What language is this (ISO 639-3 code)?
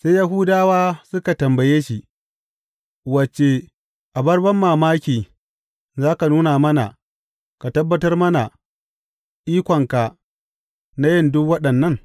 hau